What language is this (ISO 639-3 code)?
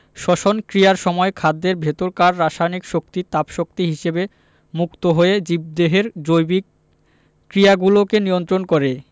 ben